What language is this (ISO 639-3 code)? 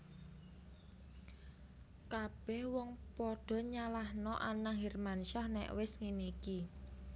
jav